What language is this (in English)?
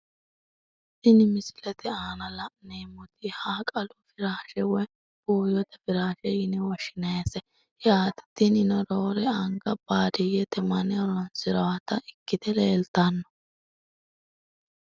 Sidamo